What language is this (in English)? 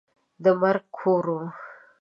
Pashto